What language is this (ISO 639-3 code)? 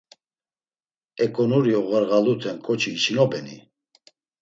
lzz